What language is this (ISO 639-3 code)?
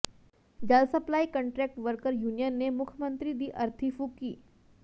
pan